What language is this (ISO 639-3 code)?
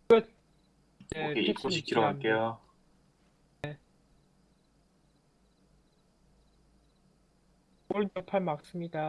kor